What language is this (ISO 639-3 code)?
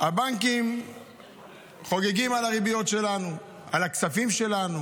heb